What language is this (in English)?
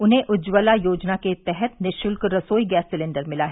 Hindi